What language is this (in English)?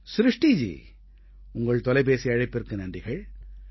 Tamil